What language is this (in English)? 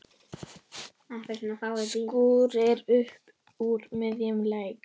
Icelandic